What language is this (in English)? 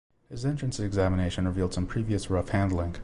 English